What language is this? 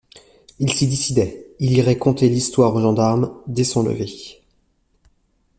French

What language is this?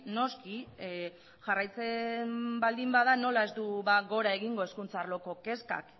Basque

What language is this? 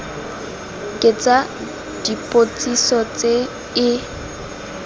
Tswana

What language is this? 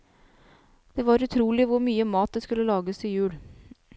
Norwegian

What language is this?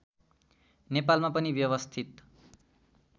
Nepali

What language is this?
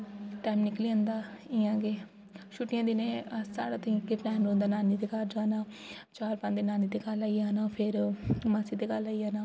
Dogri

